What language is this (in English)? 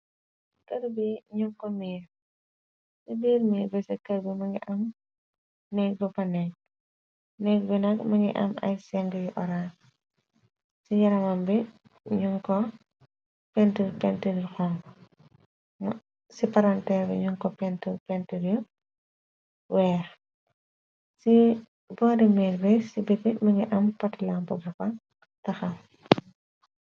Wolof